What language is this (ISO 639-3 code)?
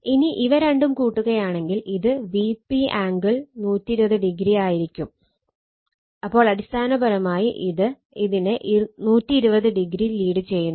mal